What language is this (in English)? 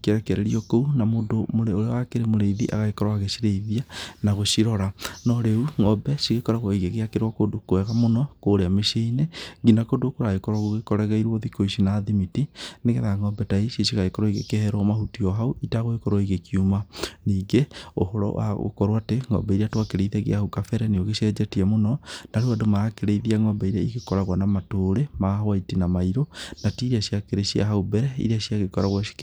Kikuyu